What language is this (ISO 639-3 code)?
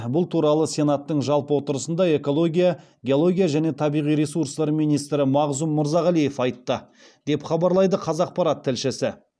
kaz